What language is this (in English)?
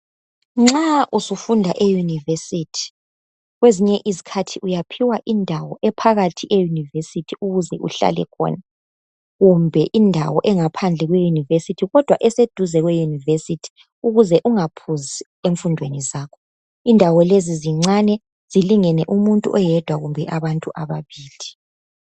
North Ndebele